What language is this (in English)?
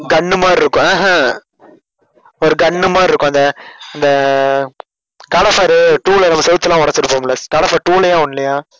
Tamil